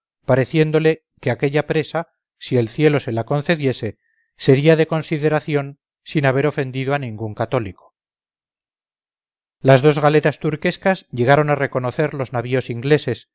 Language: Spanish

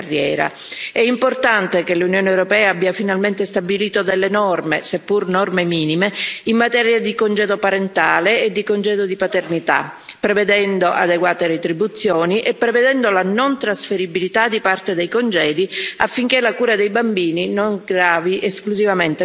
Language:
Italian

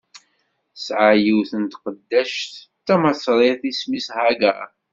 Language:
Kabyle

